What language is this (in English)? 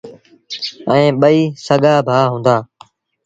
Sindhi Bhil